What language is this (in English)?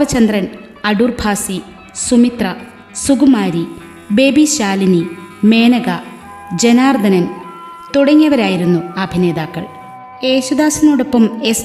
Malayalam